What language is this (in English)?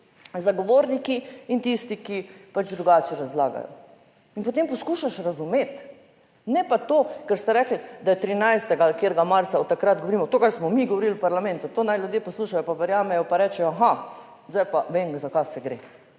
Slovenian